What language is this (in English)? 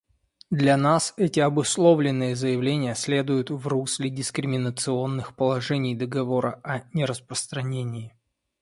Russian